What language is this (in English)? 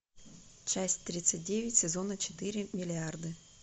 Russian